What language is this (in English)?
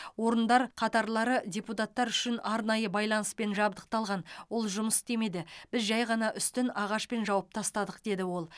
Kazakh